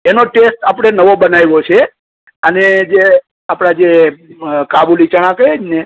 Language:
Gujarati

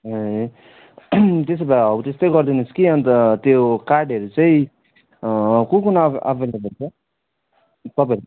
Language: Nepali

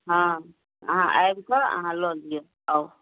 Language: Maithili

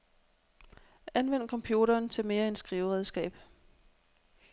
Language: Danish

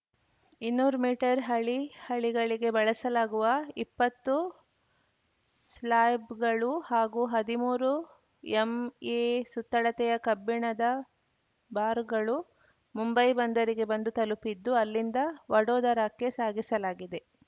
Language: Kannada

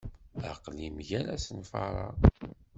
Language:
Kabyle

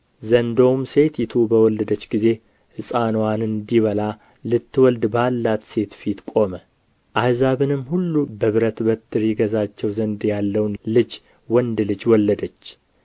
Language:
Amharic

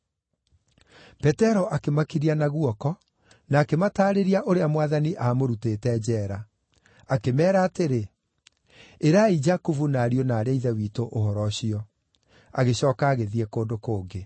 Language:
Kikuyu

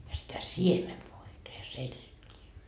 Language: Finnish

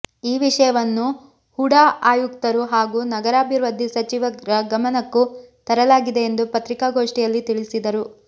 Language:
Kannada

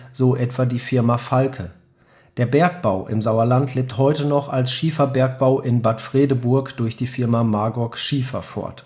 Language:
German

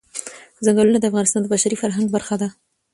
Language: Pashto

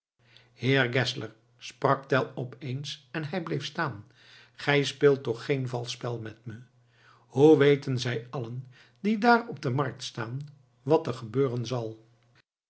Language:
Dutch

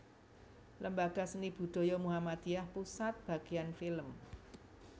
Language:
Javanese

